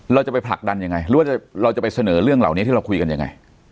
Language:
Thai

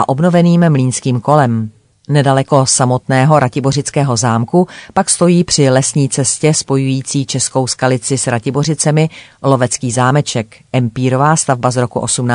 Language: Czech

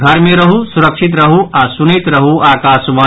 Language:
Maithili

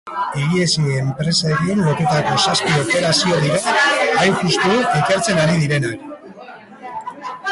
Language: Basque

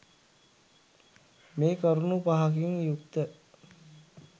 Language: Sinhala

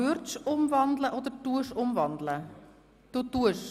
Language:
Swiss German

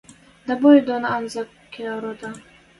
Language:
Western Mari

